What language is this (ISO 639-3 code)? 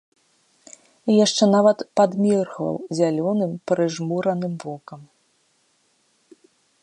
bel